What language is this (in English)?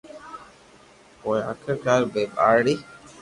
Loarki